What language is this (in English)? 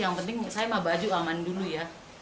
Indonesian